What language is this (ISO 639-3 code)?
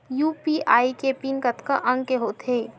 hne